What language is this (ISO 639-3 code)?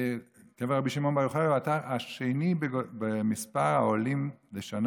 heb